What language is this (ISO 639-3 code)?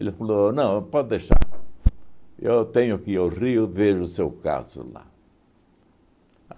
por